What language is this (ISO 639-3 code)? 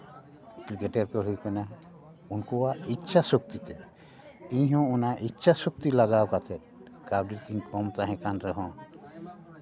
sat